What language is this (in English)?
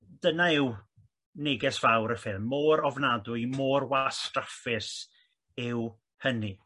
Welsh